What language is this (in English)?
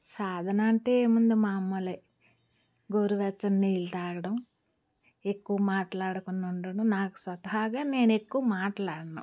Telugu